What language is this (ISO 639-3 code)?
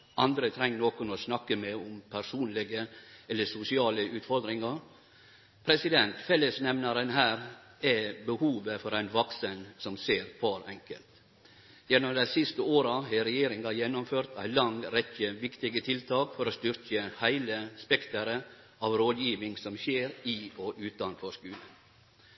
nno